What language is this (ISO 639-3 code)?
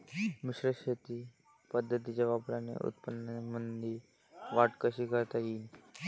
mar